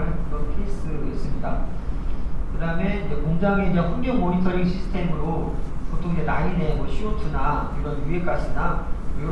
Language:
Korean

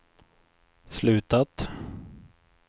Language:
Swedish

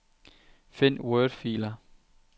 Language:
Danish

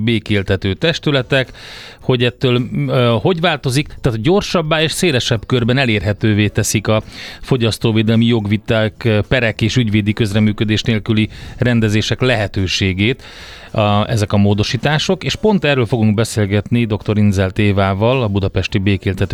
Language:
Hungarian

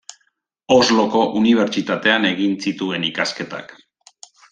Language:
Basque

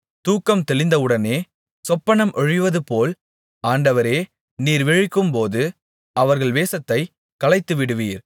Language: Tamil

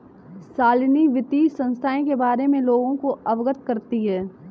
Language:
Hindi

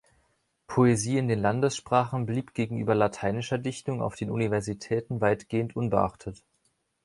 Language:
German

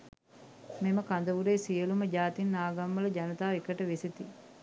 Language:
Sinhala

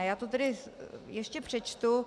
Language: Czech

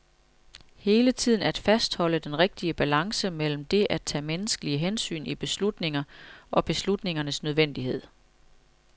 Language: Danish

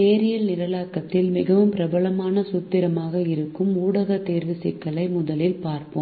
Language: Tamil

